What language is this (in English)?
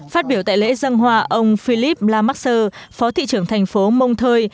Vietnamese